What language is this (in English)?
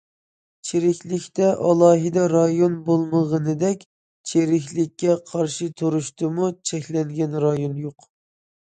Uyghur